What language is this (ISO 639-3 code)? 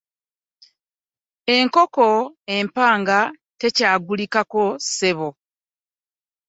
lug